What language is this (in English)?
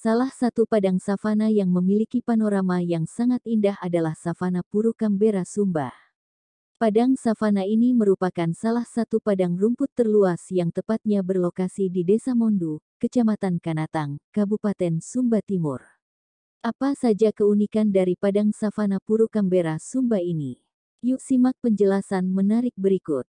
Indonesian